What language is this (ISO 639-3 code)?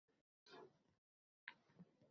uzb